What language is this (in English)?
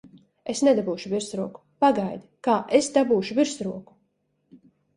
Latvian